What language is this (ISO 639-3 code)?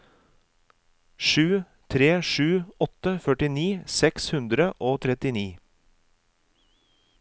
nor